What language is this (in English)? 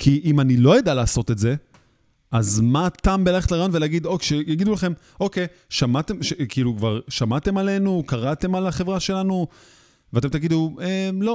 Hebrew